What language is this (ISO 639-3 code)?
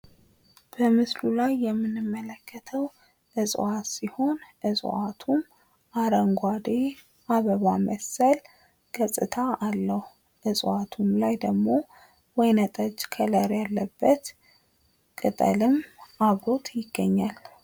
amh